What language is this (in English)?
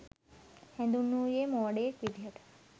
Sinhala